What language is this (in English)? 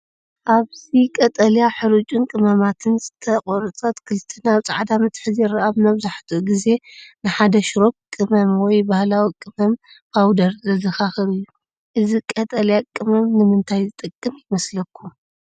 Tigrinya